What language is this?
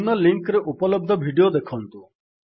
Odia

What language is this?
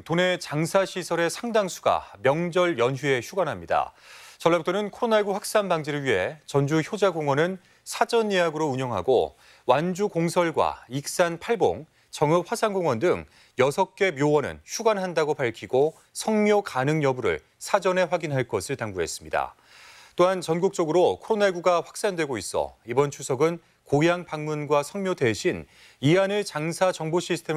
Korean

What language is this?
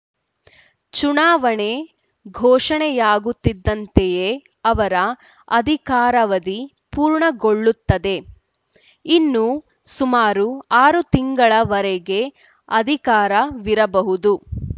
Kannada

